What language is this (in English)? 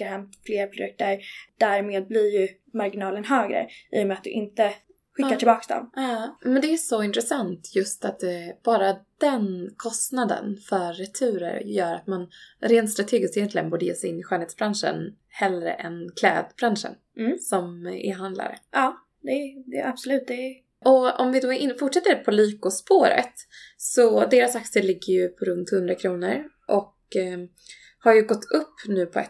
Swedish